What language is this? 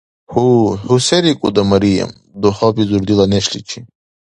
Dargwa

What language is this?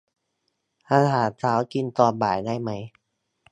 Thai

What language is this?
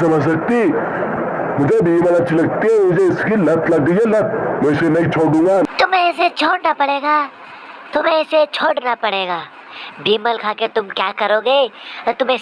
Hindi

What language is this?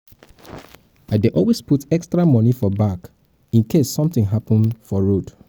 Nigerian Pidgin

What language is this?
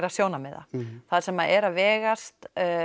Icelandic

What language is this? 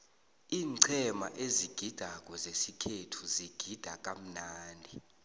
South Ndebele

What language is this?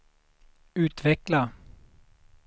Swedish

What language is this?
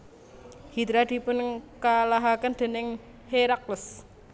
Javanese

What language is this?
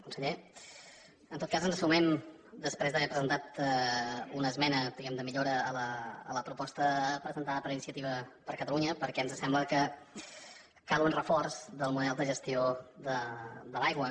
Catalan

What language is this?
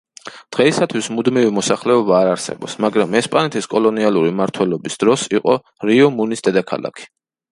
Georgian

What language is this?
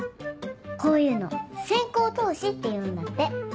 Japanese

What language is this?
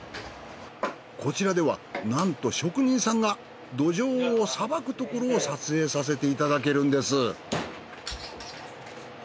Japanese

